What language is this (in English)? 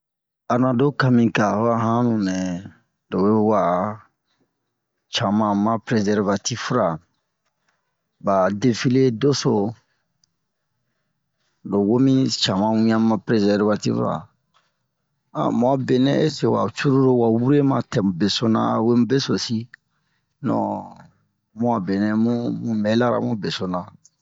Bomu